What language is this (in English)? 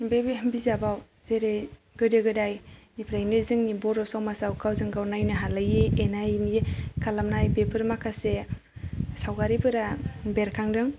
Bodo